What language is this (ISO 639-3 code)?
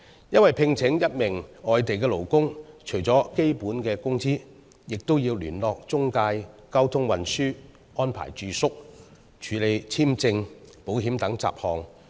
yue